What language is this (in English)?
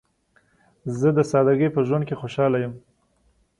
Pashto